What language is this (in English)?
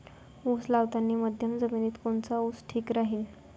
Marathi